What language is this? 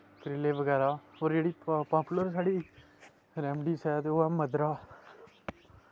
Dogri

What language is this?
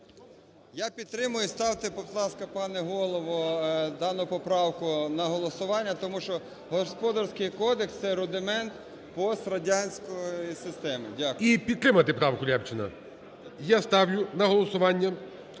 Ukrainian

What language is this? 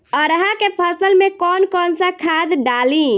Bhojpuri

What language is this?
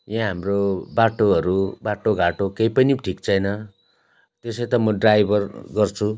Nepali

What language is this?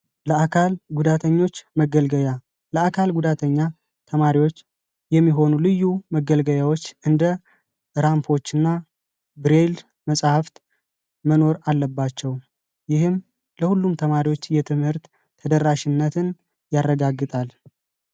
Amharic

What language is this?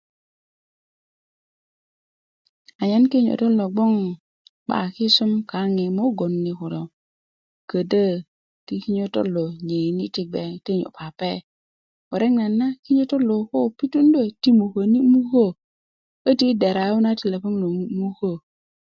Kuku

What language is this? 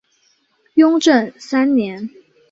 Chinese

